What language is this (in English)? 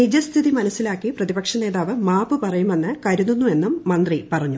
Malayalam